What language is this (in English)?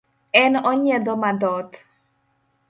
Luo (Kenya and Tanzania)